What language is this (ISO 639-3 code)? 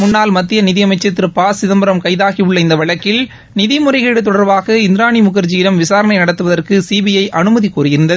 tam